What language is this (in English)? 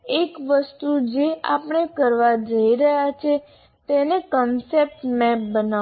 Gujarati